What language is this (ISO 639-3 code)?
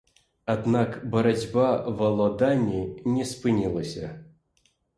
bel